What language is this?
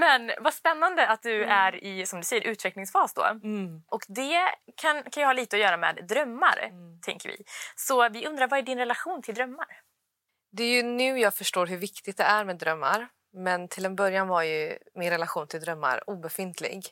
Swedish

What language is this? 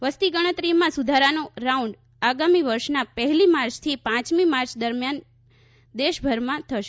Gujarati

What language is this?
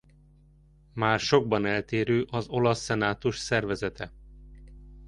Hungarian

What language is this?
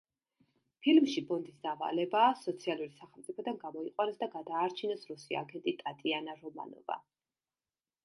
Georgian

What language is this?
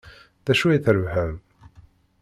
Kabyle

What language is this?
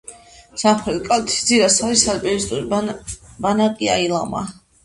Georgian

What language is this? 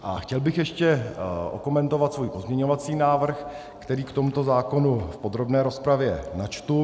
Czech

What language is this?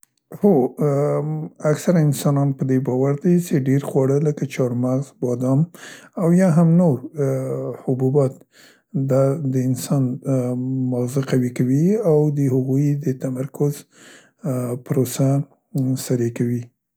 Central Pashto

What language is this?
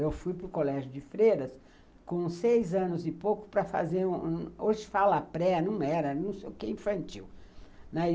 Portuguese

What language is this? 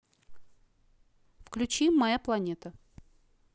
Russian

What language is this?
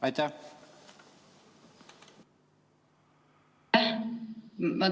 Estonian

